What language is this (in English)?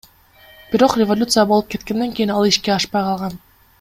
Kyrgyz